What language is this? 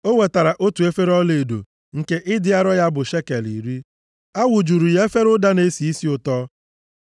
Igbo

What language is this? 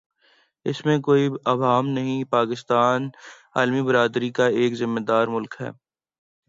Urdu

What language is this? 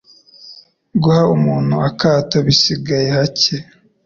Kinyarwanda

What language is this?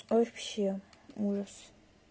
Russian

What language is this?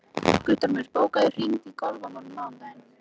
Icelandic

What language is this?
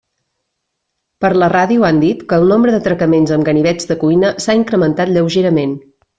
Catalan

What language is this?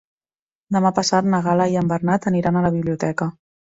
Catalan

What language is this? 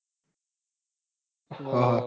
Gujarati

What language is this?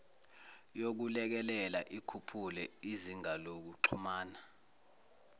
Zulu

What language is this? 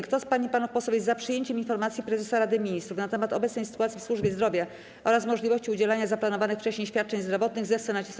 Polish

